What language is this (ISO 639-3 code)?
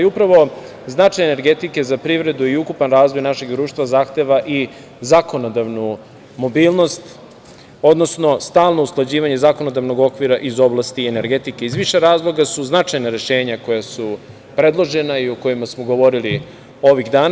srp